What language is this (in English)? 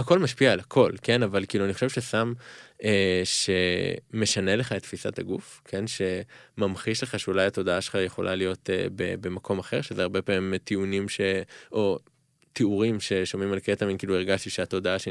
Hebrew